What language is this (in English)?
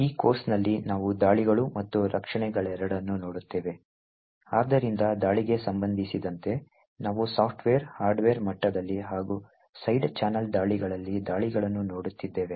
Kannada